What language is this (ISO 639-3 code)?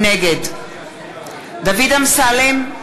heb